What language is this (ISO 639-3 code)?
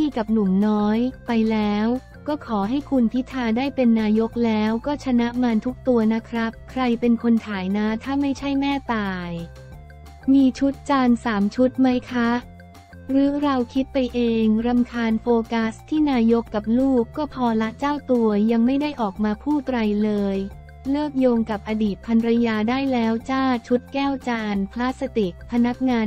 tha